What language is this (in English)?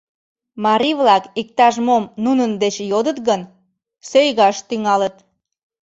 Mari